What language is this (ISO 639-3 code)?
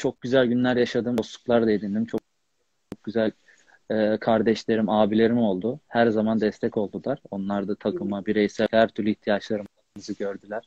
tur